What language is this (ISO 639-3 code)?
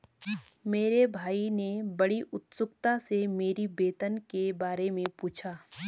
hin